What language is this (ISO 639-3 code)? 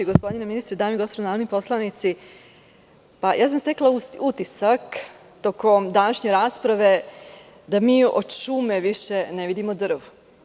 srp